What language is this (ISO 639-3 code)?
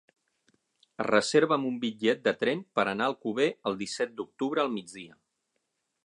cat